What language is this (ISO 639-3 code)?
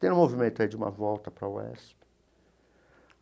por